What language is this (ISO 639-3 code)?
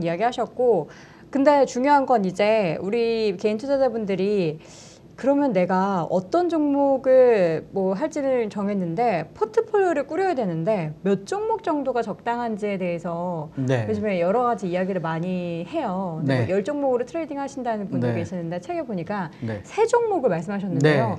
kor